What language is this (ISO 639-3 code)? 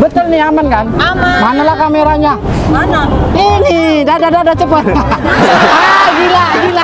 ind